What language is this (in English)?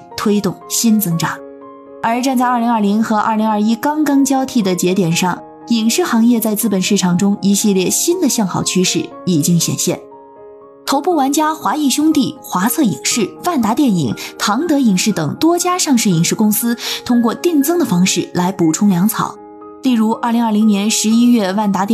Chinese